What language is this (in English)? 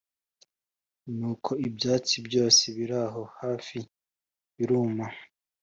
Kinyarwanda